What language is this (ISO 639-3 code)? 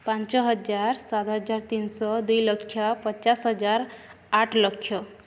ori